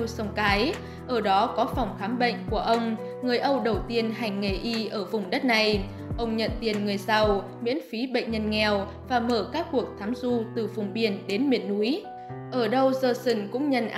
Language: Vietnamese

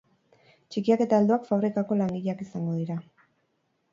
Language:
Basque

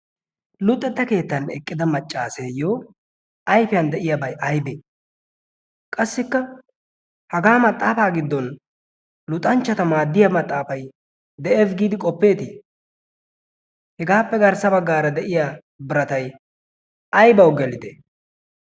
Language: Wolaytta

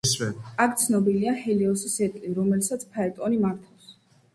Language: Georgian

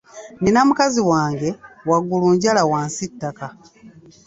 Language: Ganda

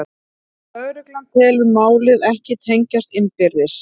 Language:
Icelandic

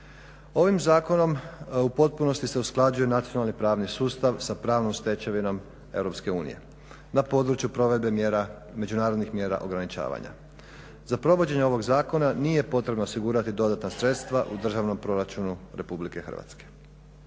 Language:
Croatian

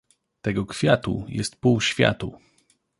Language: Polish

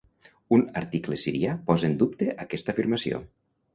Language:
Catalan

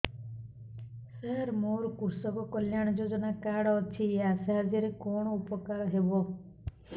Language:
Odia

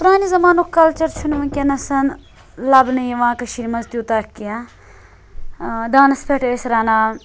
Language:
Kashmiri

